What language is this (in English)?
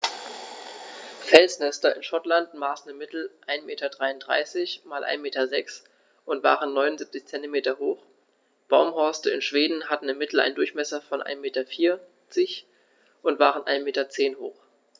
German